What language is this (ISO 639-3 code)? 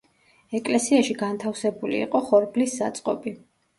kat